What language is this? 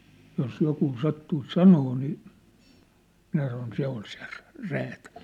Finnish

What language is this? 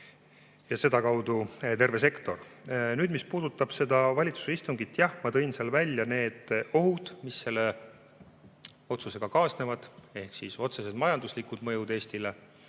Estonian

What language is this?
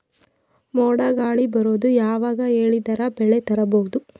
Kannada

